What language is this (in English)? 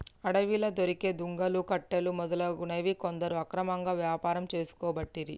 Telugu